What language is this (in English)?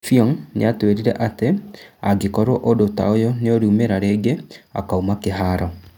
Kikuyu